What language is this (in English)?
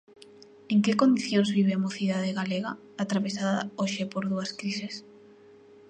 Galician